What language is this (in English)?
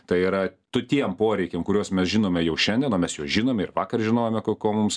Lithuanian